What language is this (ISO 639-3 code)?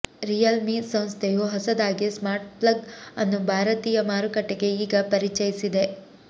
kan